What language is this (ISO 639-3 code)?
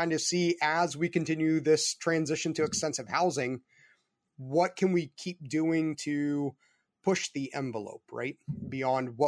eng